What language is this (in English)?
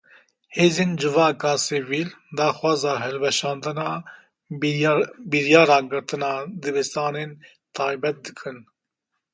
Kurdish